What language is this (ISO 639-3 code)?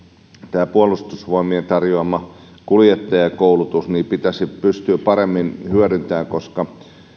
fin